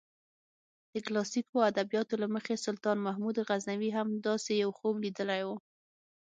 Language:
Pashto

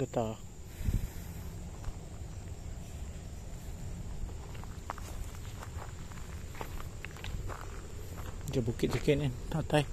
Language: Malay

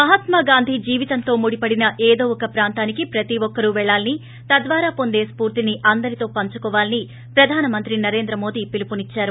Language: Telugu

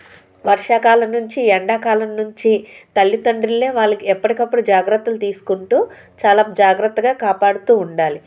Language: Telugu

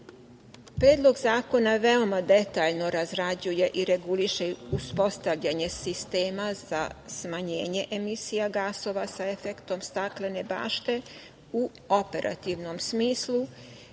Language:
Serbian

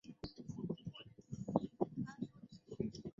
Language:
Chinese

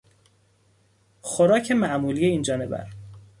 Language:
Persian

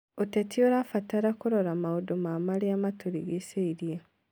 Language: Kikuyu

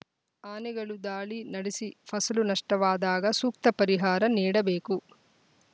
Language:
Kannada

